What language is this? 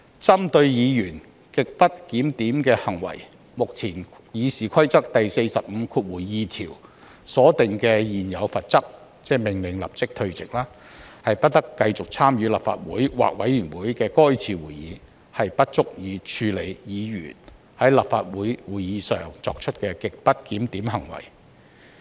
Cantonese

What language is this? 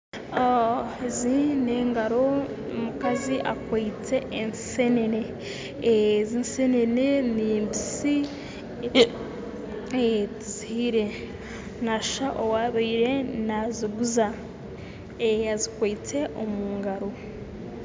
Nyankole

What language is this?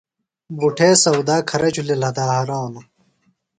Phalura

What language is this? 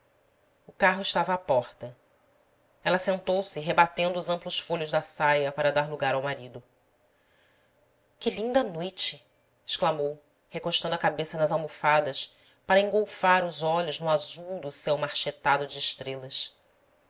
Portuguese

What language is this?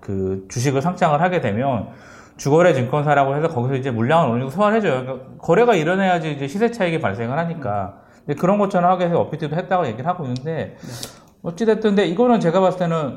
Korean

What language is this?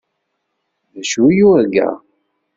Kabyle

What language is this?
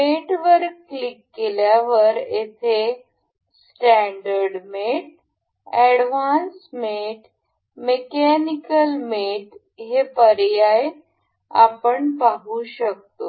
Marathi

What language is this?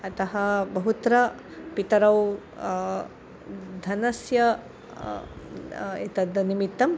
Sanskrit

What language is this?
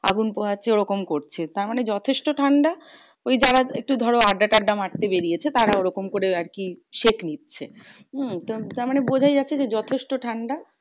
Bangla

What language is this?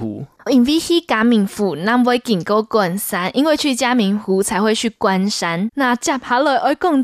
Chinese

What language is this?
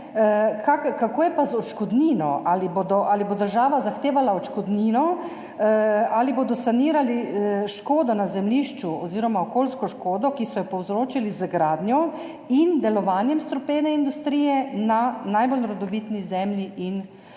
Slovenian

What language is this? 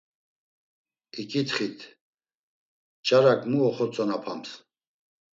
Laz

